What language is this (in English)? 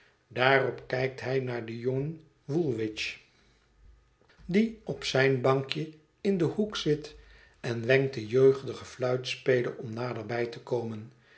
Dutch